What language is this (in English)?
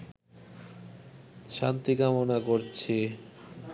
Bangla